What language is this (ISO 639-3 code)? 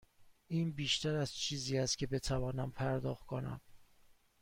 fas